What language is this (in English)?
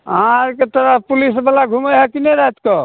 Maithili